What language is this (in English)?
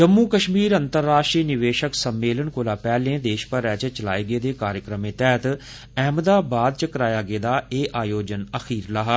Dogri